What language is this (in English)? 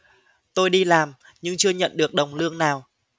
Vietnamese